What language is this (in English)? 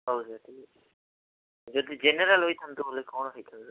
Odia